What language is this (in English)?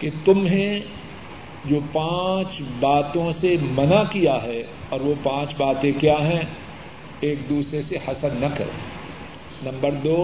Urdu